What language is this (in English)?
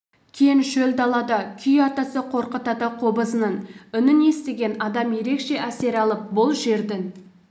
Kazakh